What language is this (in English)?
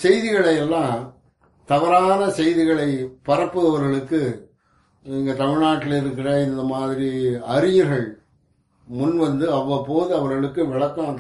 Tamil